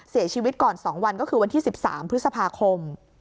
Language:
Thai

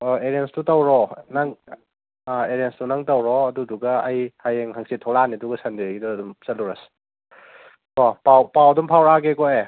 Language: Manipuri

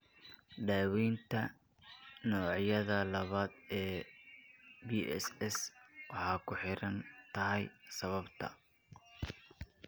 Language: Somali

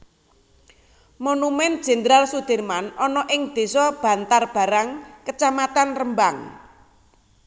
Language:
Javanese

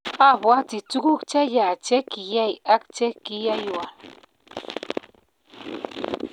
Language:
Kalenjin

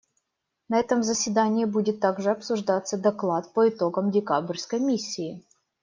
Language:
Russian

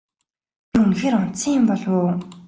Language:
Mongolian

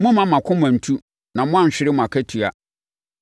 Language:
Akan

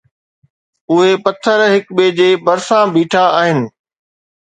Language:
Sindhi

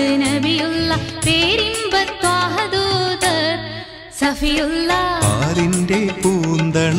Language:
Malayalam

